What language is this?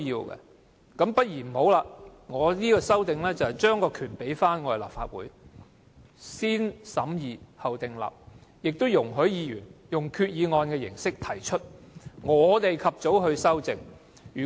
Cantonese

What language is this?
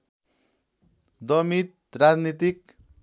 Nepali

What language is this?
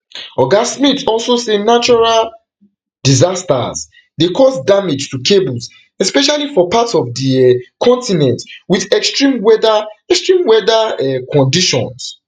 Nigerian Pidgin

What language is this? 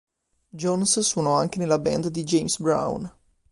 Italian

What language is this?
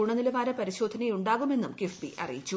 Malayalam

